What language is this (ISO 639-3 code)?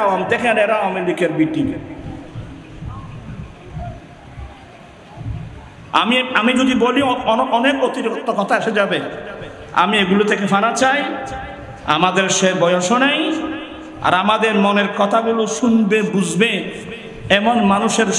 ben